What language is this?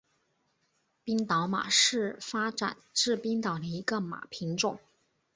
Chinese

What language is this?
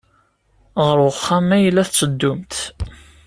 Kabyle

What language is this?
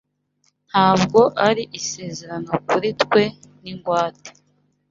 Kinyarwanda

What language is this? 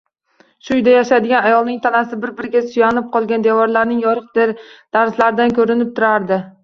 Uzbek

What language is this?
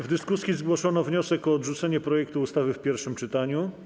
Polish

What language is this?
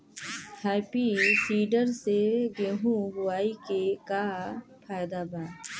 Bhojpuri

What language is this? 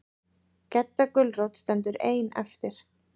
Icelandic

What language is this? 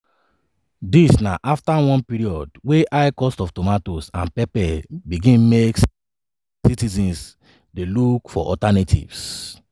Nigerian Pidgin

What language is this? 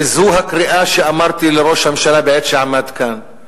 Hebrew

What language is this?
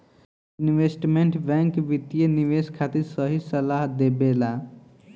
Bhojpuri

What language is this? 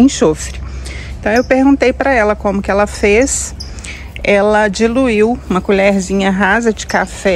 Portuguese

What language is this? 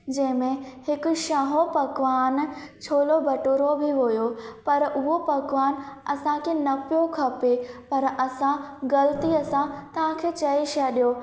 Sindhi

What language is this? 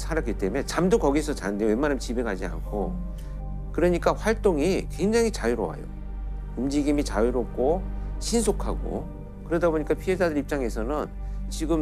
Korean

